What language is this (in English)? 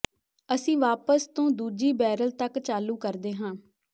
Punjabi